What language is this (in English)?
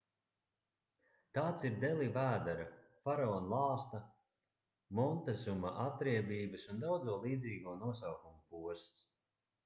Latvian